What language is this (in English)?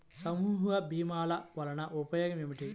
Telugu